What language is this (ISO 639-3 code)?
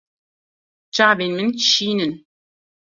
kur